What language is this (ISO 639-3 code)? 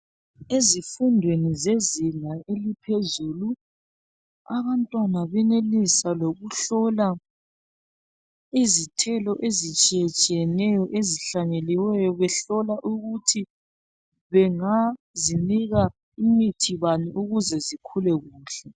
nde